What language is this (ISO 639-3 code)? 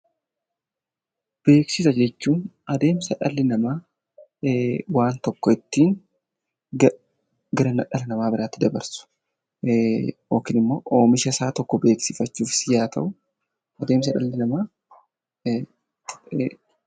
orm